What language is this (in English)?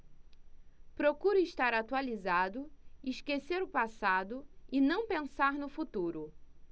Portuguese